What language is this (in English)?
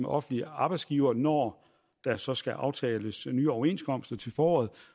Danish